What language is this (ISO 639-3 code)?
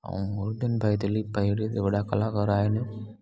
snd